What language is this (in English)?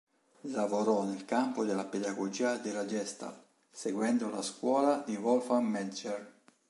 Italian